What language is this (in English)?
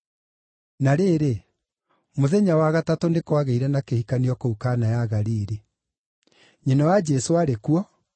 Kikuyu